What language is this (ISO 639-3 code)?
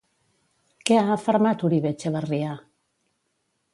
cat